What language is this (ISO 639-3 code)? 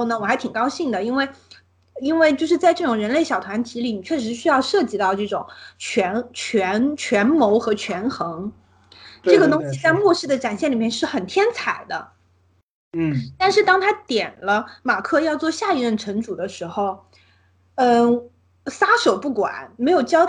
zho